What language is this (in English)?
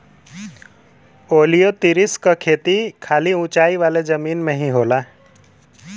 Bhojpuri